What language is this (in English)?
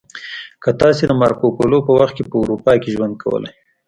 Pashto